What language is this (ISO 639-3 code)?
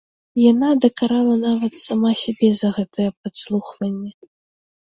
bel